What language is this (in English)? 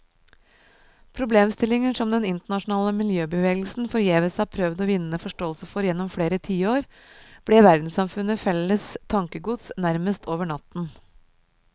Norwegian